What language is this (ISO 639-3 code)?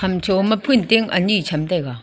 nnp